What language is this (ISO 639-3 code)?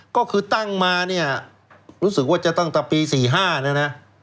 tha